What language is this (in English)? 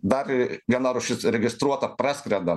Lithuanian